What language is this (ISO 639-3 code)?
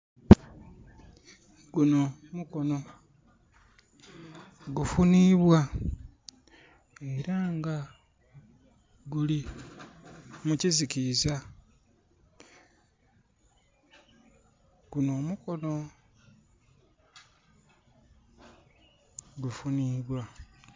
xog